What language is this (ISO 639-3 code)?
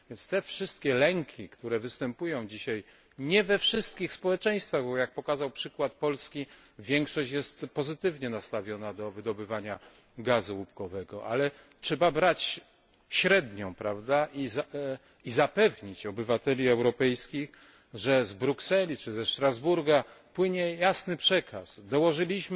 pol